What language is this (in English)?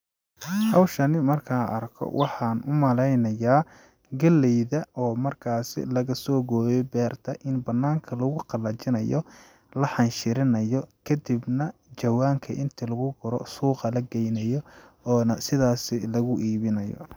Somali